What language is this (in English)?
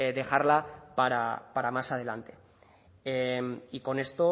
Spanish